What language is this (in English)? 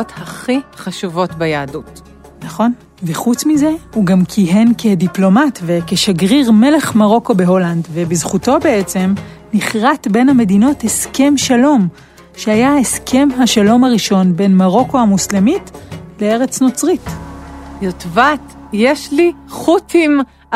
Hebrew